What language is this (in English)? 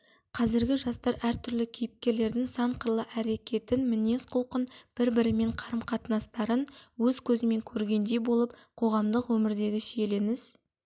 Kazakh